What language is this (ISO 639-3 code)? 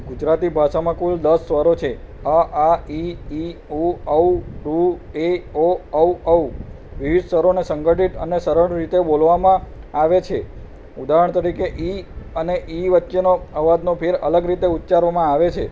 guj